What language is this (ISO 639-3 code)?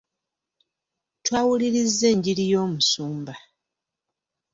lug